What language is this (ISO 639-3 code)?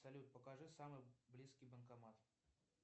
rus